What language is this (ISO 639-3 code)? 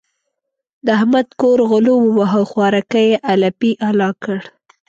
pus